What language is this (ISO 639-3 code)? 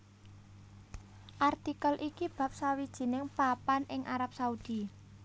jav